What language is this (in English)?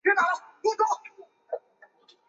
Chinese